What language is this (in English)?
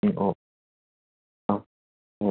Bodo